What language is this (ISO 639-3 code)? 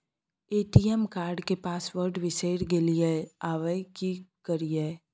mai